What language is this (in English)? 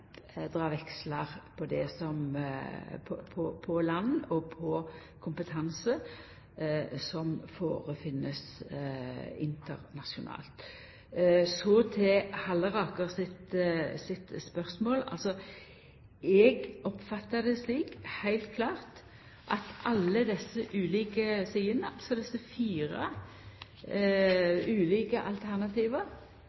Norwegian Nynorsk